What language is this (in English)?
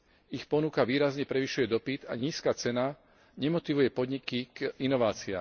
Slovak